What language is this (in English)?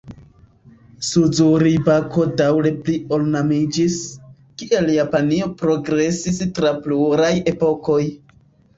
Esperanto